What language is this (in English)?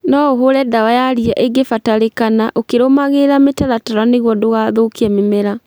Kikuyu